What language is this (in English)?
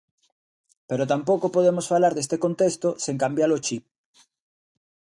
Galician